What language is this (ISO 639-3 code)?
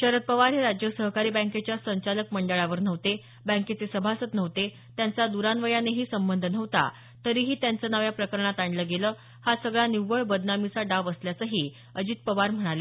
mar